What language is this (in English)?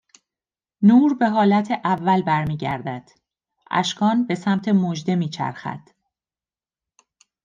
Persian